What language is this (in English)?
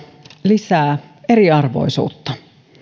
Finnish